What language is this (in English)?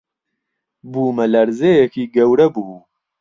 Central Kurdish